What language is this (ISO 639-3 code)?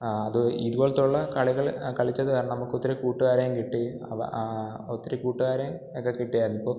mal